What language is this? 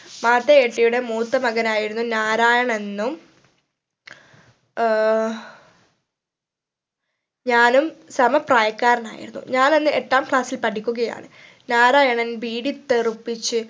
Malayalam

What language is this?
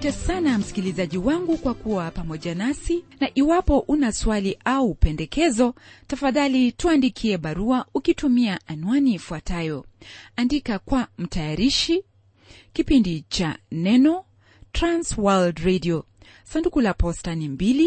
Swahili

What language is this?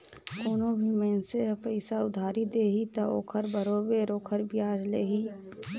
Chhattisgarhi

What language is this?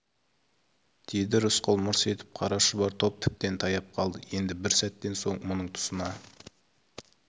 Kazakh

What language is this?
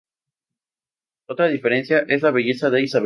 Spanish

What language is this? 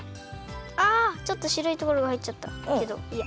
Japanese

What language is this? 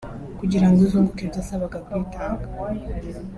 Kinyarwanda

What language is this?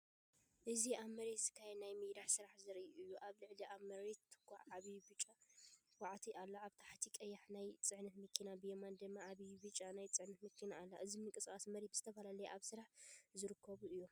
Tigrinya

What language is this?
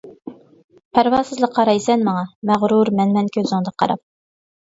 Uyghur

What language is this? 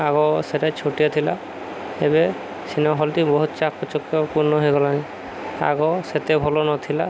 Odia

